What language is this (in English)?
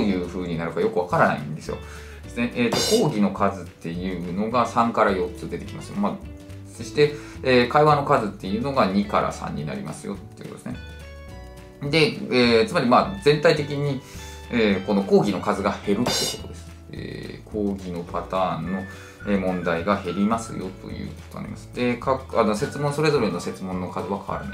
Japanese